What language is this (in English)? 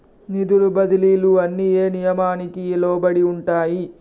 Telugu